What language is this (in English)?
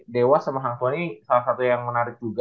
Indonesian